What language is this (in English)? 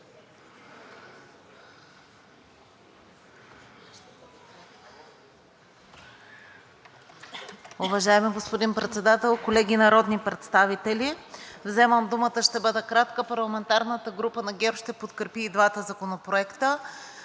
Bulgarian